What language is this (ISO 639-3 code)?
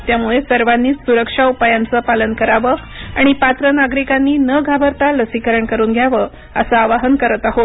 mar